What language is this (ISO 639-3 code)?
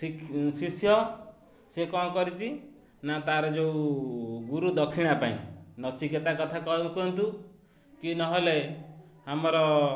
ori